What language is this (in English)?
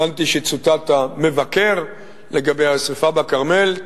Hebrew